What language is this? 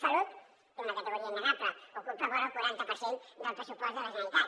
Catalan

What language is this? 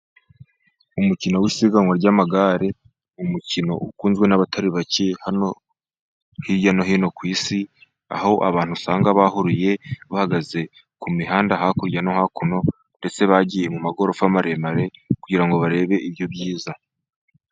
Kinyarwanda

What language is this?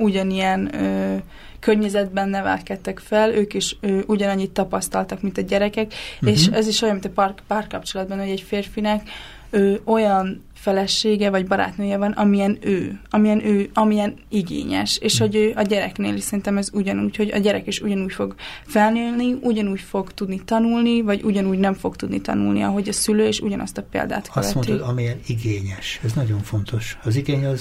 Hungarian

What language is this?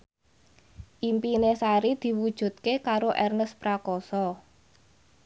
Javanese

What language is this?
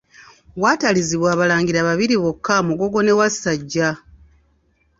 Ganda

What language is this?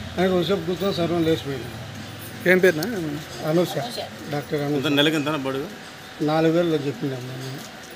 Hindi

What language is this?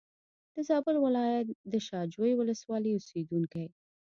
Pashto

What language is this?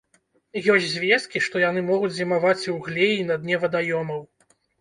Belarusian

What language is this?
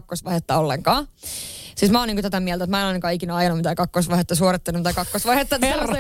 Finnish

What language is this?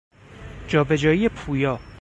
Persian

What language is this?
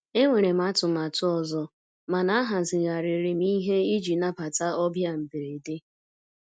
Igbo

